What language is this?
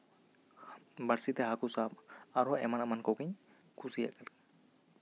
Santali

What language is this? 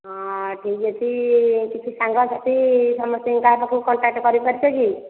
Odia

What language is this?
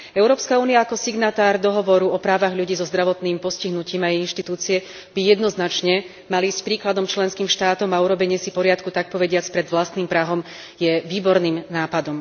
Slovak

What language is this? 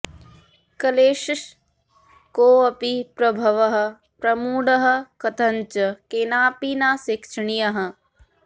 Sanskrit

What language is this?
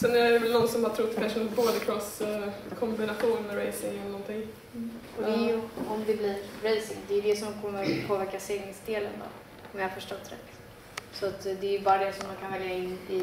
Swedish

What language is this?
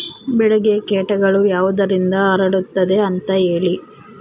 Kannada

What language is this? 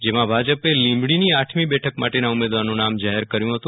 Gujarati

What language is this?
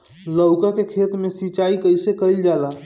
Bhojpuri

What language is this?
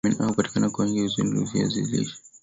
Swahili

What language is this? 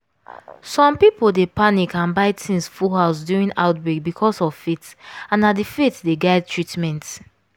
Nigerian Pidgin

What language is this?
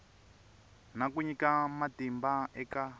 Tsonga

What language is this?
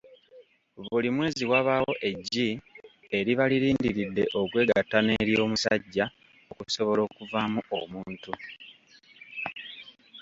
Ganda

